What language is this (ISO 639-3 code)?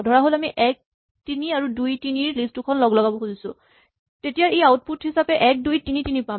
asm